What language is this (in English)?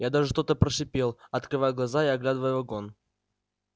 Russian